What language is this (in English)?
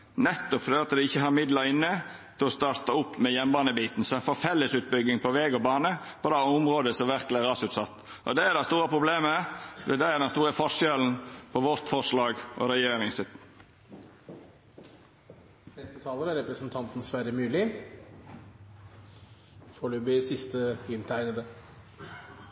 Norwegian Nynorsk